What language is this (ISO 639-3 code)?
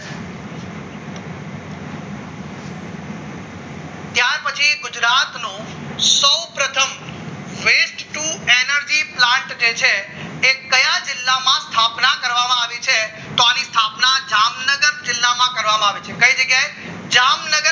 guj